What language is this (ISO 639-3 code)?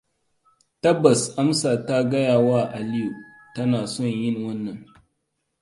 hau